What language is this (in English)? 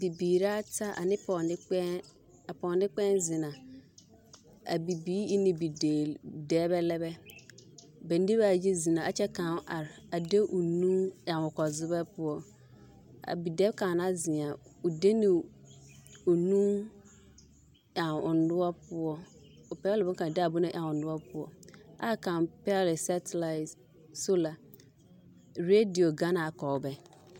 Southern Dagaare